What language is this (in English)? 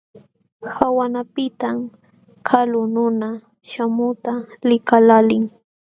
Jauja Wanca Quechua